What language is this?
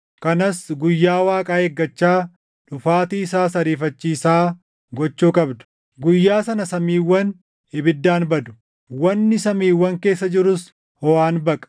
Oromo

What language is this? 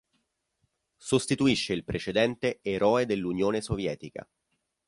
Italian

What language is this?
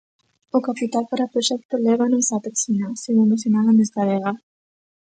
Galician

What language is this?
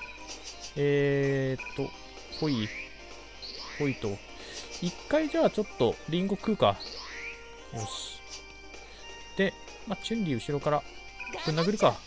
Japanese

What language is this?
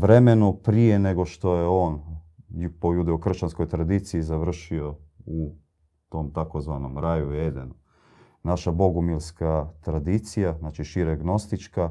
Croatian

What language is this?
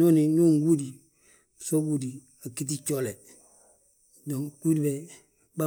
Balanta-Ganja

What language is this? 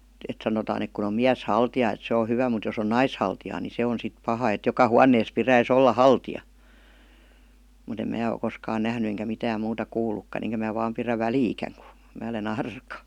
Finnish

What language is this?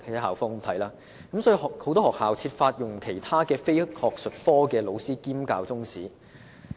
Cantonese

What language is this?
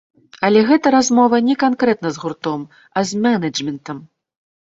Belarusian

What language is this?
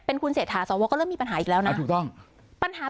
Thai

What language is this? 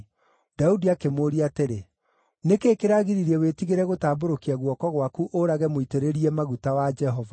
Kikuyu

